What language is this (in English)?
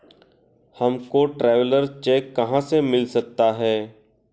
Hindi